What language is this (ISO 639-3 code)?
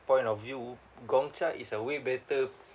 eng